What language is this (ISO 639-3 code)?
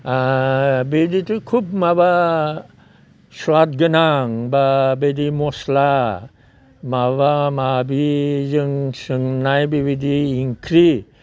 brx